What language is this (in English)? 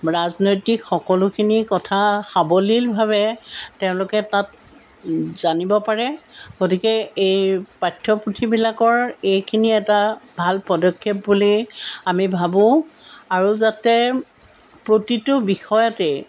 Assamese